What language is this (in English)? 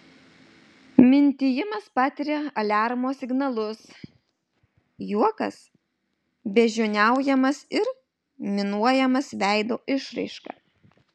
Lithuanian